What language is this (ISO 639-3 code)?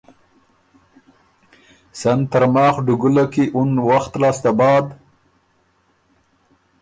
oru